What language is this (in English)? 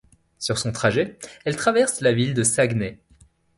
French